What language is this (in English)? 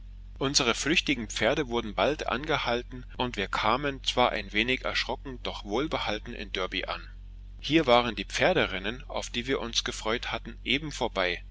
German